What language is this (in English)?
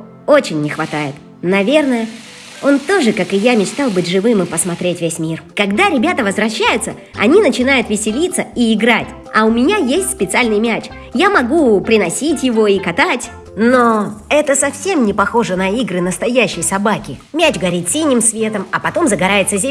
Russian